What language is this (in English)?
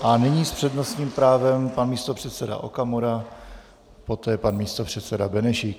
Czech